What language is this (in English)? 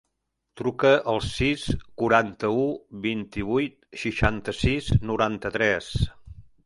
Catalan